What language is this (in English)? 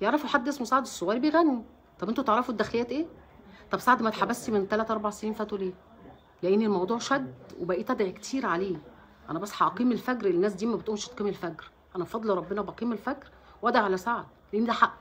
Arabic